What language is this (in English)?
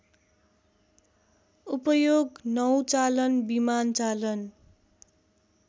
Nepali